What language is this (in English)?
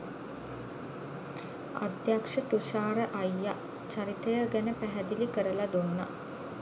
Sinhala